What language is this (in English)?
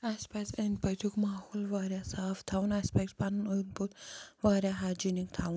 Kashmiri